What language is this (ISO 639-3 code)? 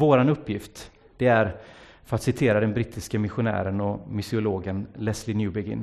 swe